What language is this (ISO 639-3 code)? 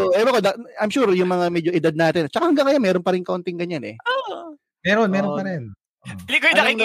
fil